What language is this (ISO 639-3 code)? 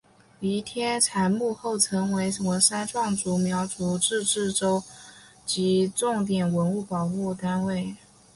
zho